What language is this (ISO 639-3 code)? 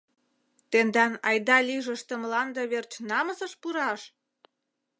chm